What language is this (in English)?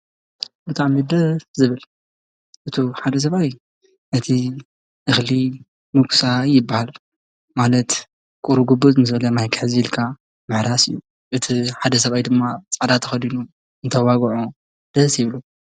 Tigrinya